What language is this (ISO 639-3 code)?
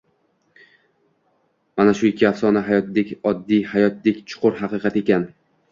uzb